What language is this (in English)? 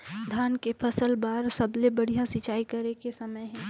Chhattisgarhi